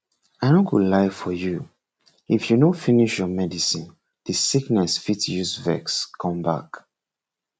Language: Nigerian Pidgin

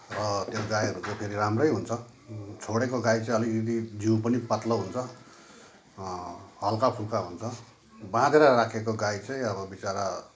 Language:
Nepali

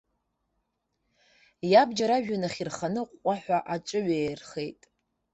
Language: Abkhazian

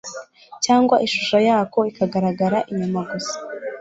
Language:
Kinyarwanda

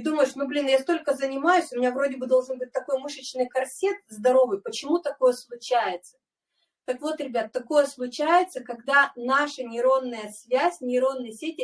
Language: Russian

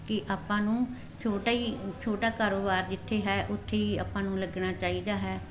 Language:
Punjabi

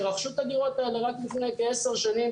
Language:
Hebrew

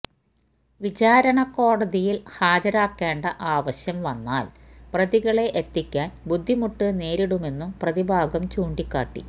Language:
Malayalam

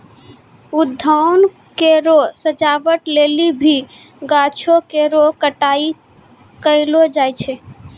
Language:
Maithili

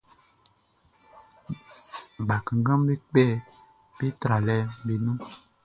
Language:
Baoulé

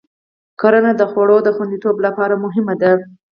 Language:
Pashto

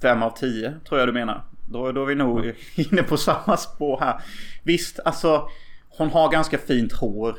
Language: Swedish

